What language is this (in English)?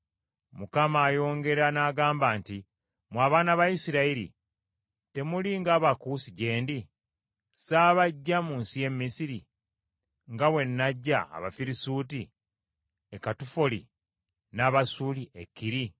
Ganda